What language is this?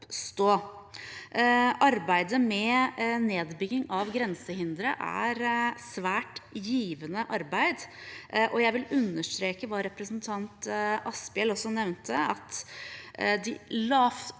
Norwegian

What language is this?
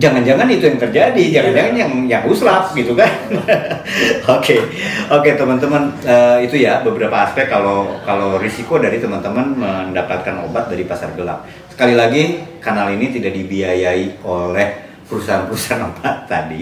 Indonesian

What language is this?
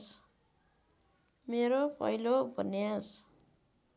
Nepali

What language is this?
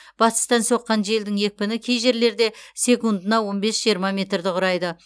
Kazakh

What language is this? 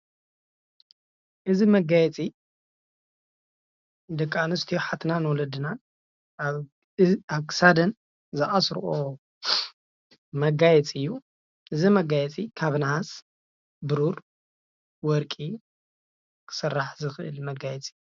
Tigrinya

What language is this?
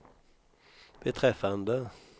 Swedish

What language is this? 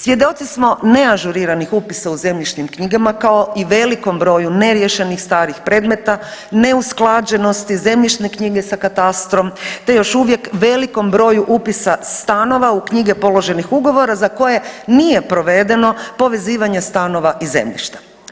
Croatian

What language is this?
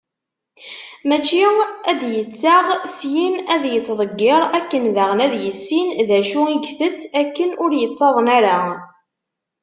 Kabyle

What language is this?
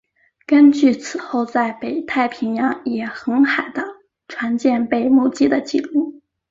Chinese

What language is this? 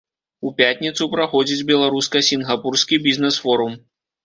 Belarusian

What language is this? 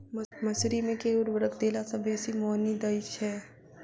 Maithili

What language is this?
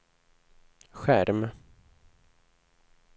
Swedish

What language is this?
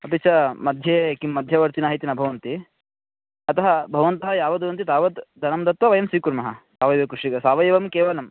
Sanskrit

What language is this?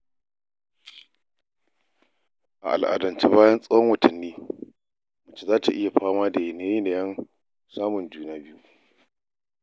Hausa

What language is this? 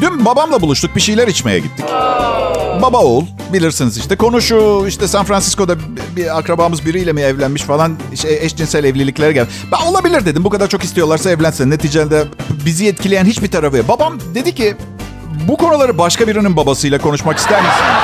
Turkish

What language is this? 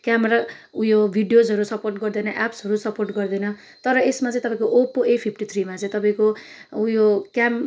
Nepali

